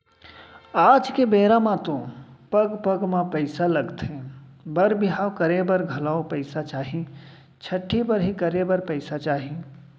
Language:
Chhattisgarhi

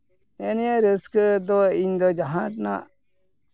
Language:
Santali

